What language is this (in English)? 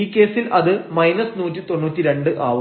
Malayalam